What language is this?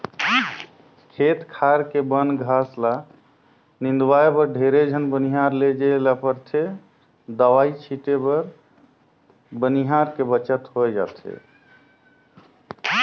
Chhattisgarhi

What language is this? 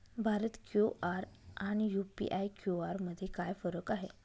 Marathi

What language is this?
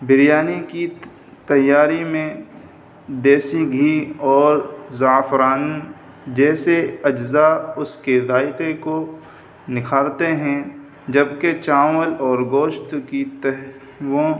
Urdu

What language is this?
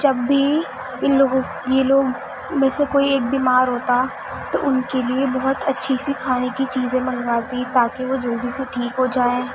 Urdu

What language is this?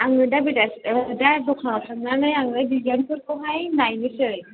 Bodo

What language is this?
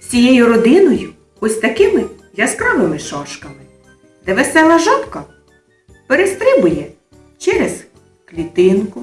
Ukrainian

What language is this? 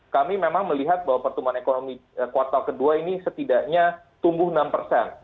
Indonesian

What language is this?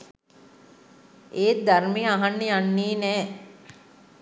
Sinhala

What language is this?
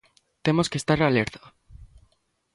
Galician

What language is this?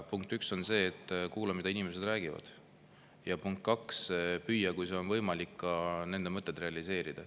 Estonian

